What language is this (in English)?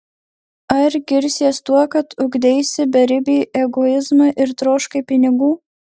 Lithuanian